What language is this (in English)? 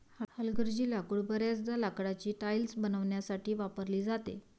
Marathi